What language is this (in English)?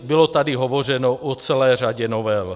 Czech